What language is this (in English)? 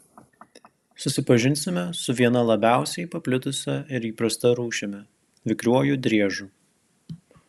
Lithuanian